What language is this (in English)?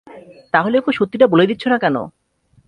Bangla